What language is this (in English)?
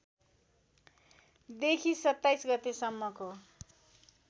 Nepali